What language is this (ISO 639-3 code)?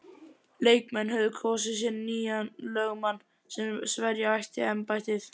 isl